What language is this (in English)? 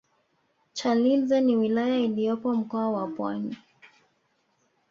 Swahili